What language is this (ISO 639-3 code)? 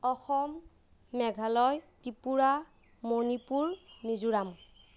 asm